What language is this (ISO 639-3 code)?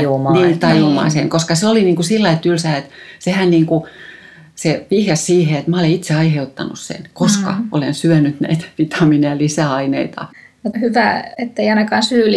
fin